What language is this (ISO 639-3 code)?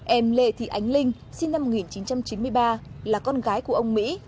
vie